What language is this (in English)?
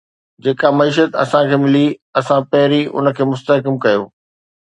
Sindhi